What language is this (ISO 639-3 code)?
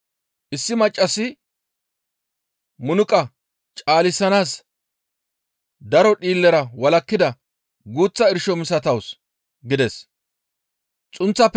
gmv